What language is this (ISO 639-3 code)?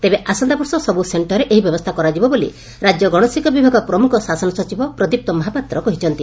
ori